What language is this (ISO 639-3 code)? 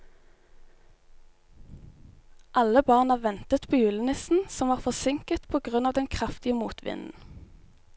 nor